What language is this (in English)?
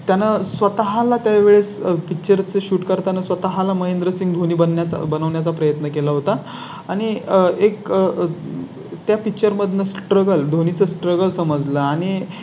Marathi